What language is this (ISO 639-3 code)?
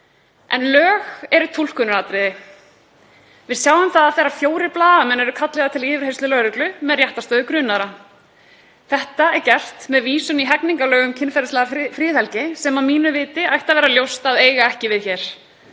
isl